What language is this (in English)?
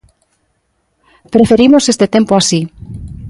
Galician